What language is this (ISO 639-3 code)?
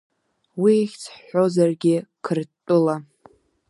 abk